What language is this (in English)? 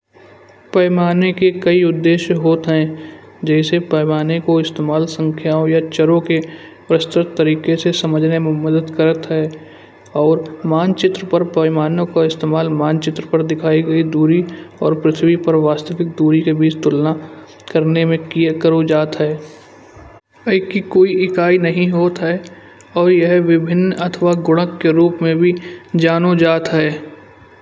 Kanauji